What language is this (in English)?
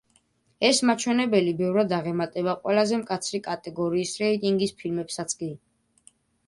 Georgian